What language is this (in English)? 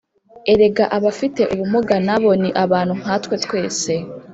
Kinyarwanda